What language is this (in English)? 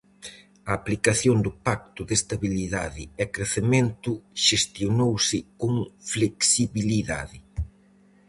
Galician